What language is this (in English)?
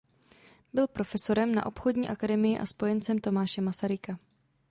Czech